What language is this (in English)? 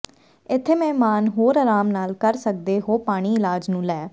Punjabi